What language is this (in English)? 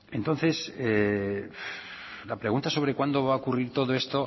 Spanish